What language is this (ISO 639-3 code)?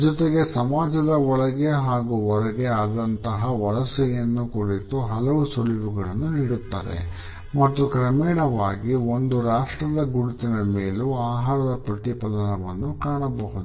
kan